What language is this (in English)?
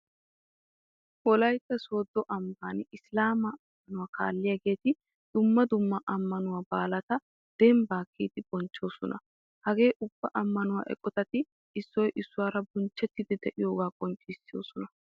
Wolaytta